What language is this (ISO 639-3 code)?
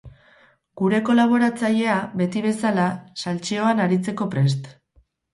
eus